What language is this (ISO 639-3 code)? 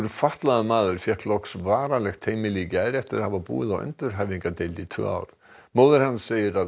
isl